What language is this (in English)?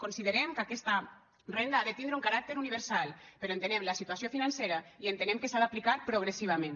Catalan